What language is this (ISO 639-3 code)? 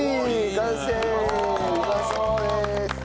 jpn